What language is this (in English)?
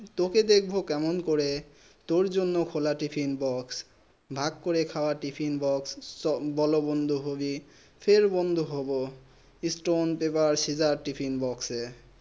Bangla